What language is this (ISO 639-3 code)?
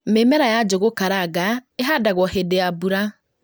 kik